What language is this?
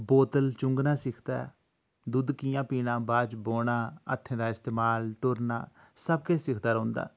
Dogri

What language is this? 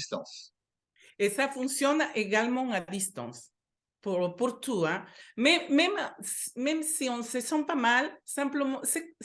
French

